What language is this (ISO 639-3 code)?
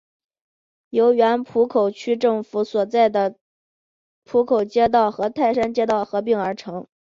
zho